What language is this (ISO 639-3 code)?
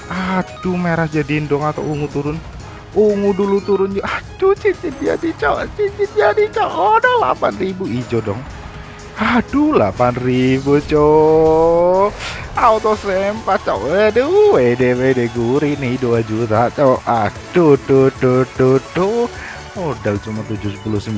ind